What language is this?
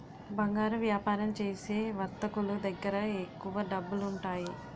Telugu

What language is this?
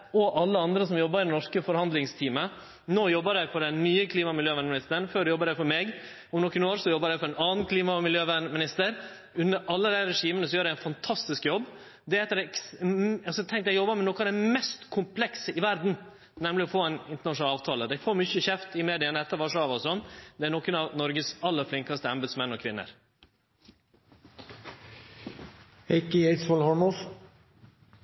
Norwegian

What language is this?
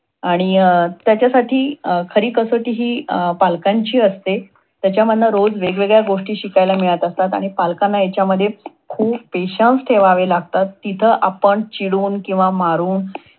Marathi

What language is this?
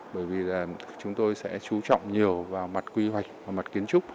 Vietnamese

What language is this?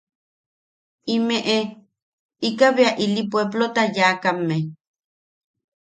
Yaqui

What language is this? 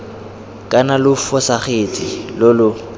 Tswana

